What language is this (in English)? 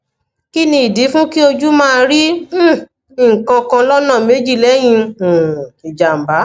Yoruba